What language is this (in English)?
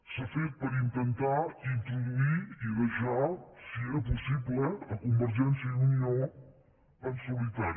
Catalan